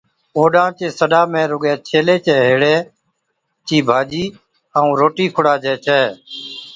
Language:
Od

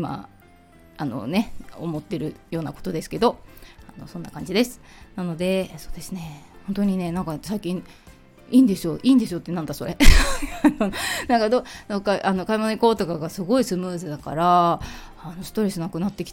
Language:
Japanese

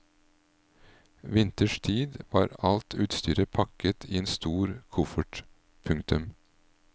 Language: Norwegian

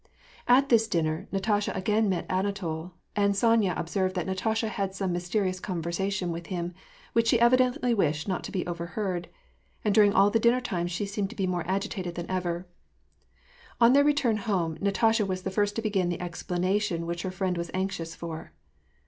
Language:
English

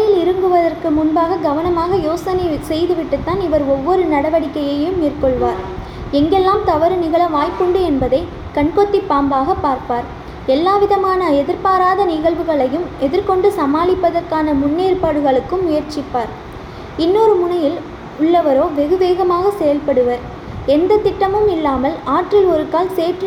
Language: Tamil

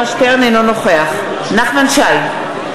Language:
Hebrew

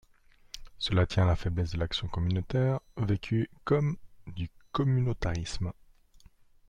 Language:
French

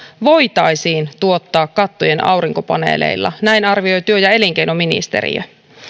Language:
Finnish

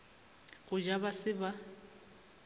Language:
Northern Sotho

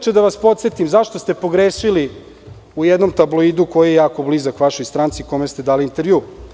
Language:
Serbian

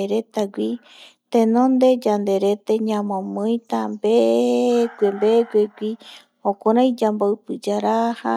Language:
Eastern Bolivian Guaraní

